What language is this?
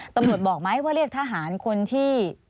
Thai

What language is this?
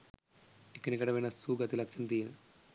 Sinhala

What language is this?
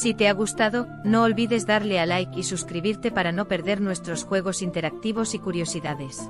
Spanish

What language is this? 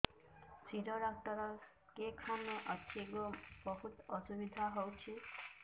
Odia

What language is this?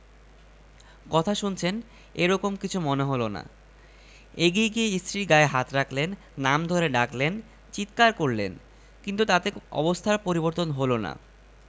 Bangla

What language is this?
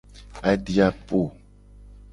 Gen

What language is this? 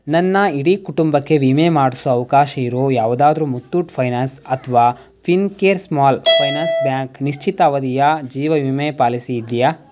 Kannada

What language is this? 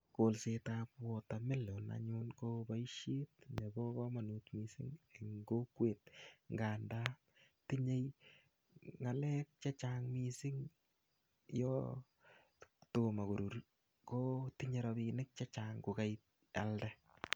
Kalenjin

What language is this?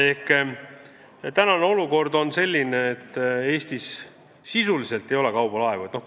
Estonian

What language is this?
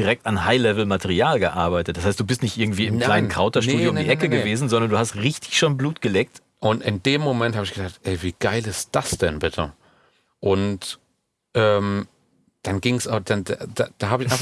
German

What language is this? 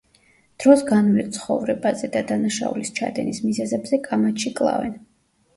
Georgian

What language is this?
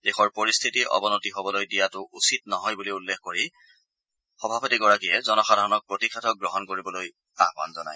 Assamese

